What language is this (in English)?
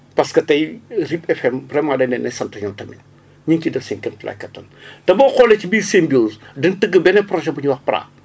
Wolof